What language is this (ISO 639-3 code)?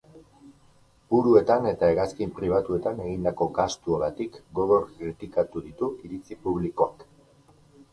eus